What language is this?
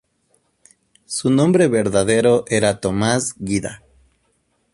Spanish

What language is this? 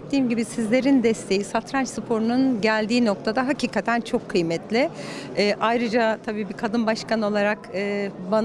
Turkish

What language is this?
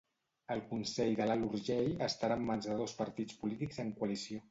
Catalan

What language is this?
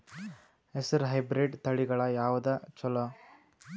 Kannada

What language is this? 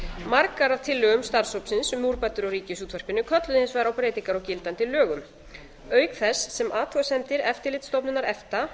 Icelandic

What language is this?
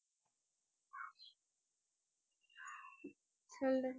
Tamil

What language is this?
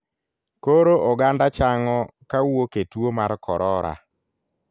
Luo (Kenya and Tanzania)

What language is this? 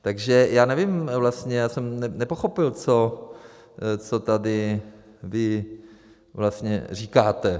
Czech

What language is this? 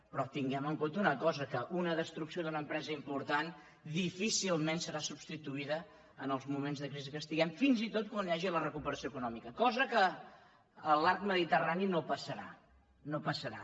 Catalan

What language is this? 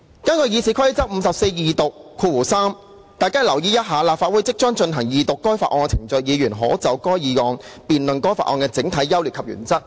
Cantonese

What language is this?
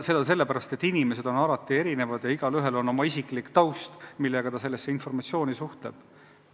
Estonian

